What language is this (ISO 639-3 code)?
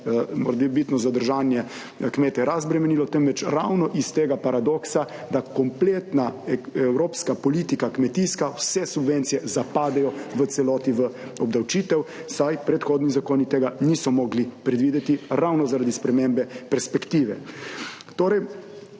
slv